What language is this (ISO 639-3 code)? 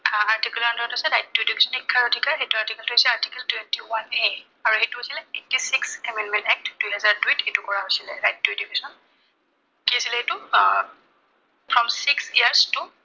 asm